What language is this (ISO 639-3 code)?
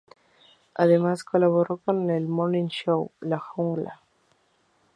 spa